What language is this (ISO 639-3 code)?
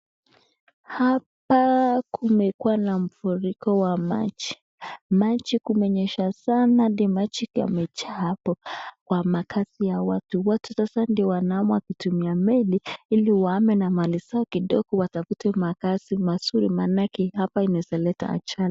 swa